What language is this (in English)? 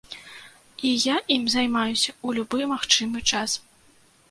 Belarusian